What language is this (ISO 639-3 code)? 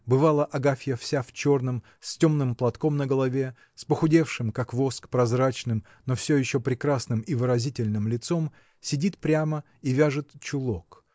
rus